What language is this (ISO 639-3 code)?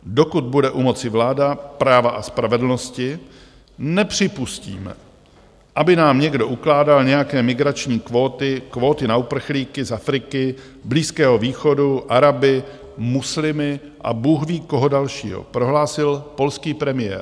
ces